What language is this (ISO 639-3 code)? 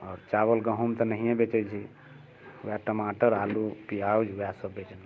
mai